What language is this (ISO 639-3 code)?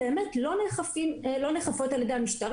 heb